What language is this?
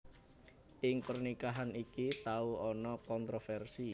Javanese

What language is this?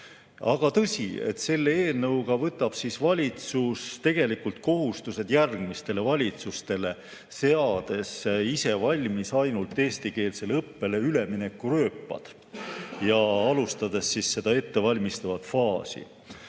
Estonian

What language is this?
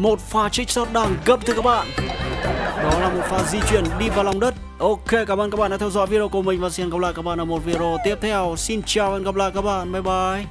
Vietnamese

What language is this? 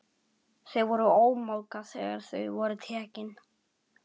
Icelandic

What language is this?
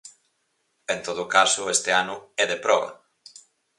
Galician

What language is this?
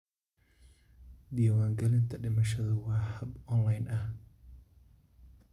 Somali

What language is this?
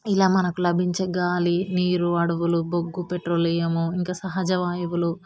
Telugu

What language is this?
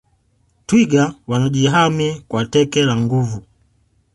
Swahili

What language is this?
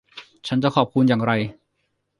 Thai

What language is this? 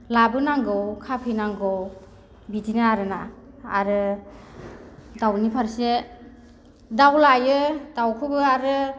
Bodo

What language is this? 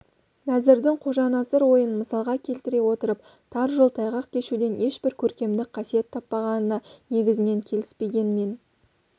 Kazakh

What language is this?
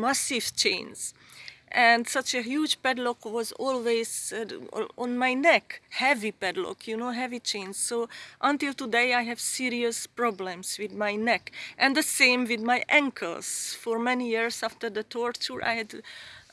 English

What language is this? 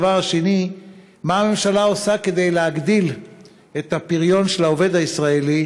Hebrew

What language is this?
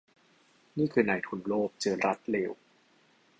Thai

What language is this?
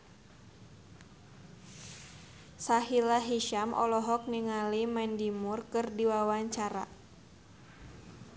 Sundanese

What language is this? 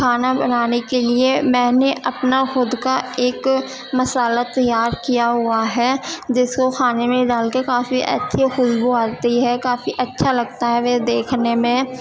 Urdu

